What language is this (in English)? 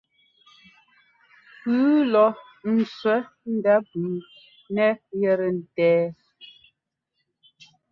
Ngomba